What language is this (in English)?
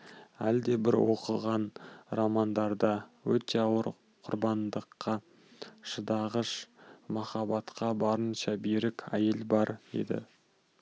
Kazakh